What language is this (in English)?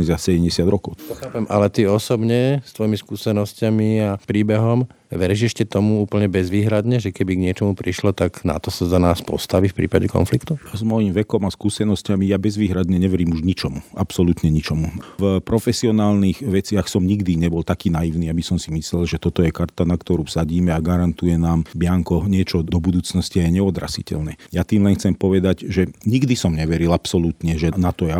Slovak